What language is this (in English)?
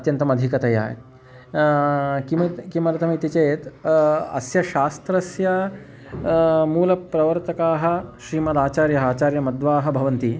Sanskrit